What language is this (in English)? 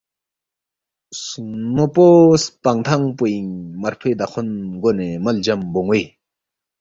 Balti